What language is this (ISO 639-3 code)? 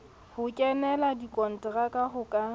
sot